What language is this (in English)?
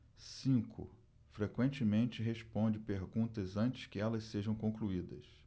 Portuguese